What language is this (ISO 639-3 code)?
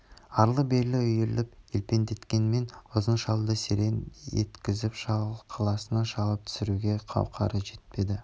kaz